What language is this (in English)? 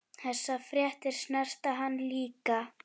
Icelandic